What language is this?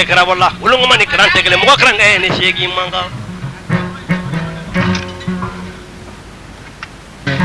French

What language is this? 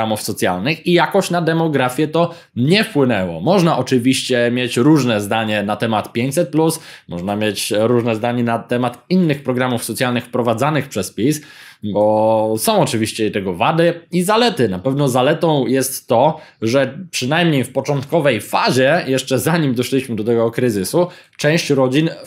Polish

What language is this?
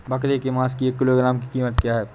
Hindi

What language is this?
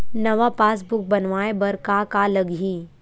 Chhattisgarhi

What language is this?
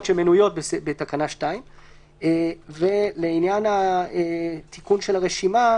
Hebrew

